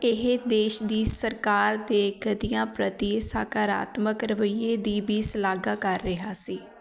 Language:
Punjabi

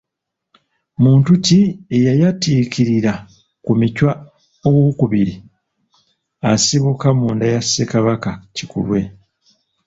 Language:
Ganda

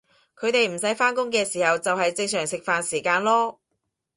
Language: Cantonese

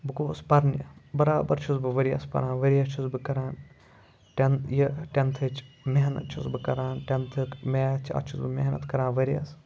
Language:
Kashmiri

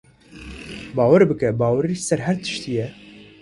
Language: Kurdish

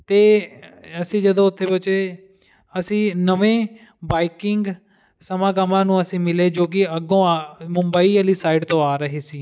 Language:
Punjabi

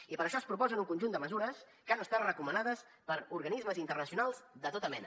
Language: Catalan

